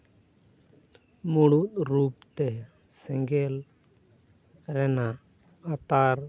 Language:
Santali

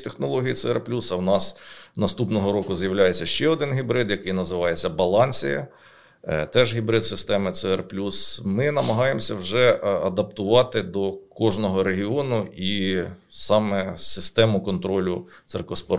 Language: Ukrainian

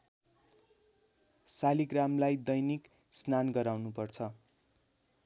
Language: Nepali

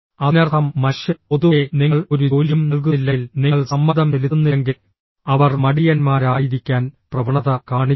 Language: Malayalam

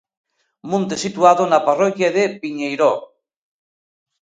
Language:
Galician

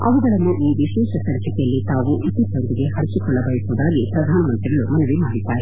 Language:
Kannada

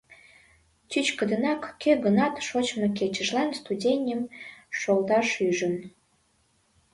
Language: Mari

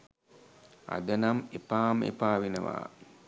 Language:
Sinhala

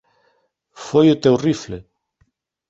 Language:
Galician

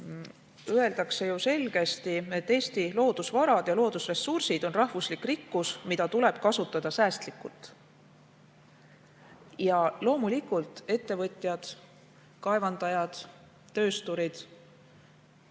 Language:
Estonian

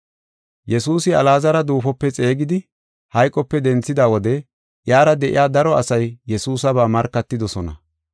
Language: Gofa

